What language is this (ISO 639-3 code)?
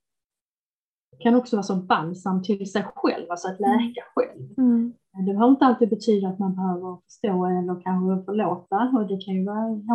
swe